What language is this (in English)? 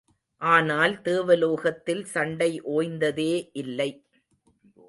Tamil